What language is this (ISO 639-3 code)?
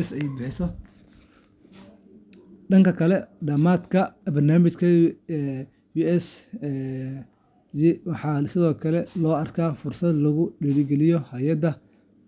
som